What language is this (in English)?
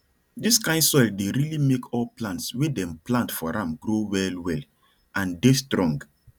Nigerian Pidgin